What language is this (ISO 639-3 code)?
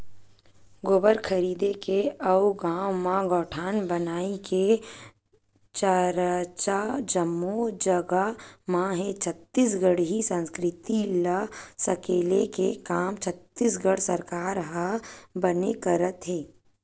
hne